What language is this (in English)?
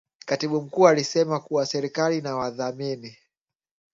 Swahili